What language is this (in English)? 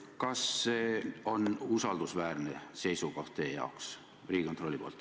Estonian